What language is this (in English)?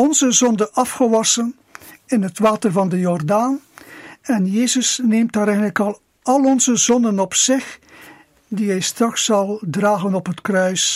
Dutch